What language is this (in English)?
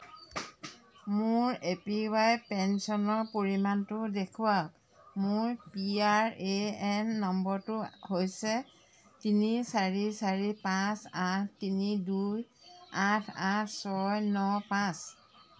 Assamese